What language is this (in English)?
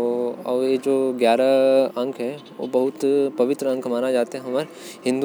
Korwa